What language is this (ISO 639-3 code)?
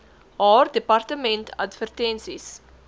afr